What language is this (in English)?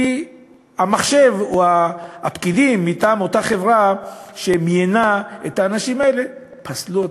Hebrew